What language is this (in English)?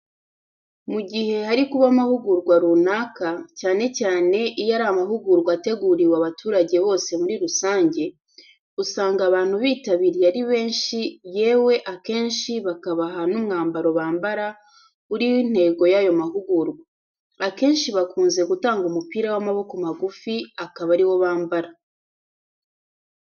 Kinyarwanda